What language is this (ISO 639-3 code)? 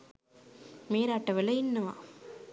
sin